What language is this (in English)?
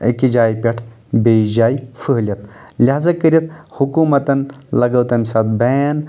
Kashmiri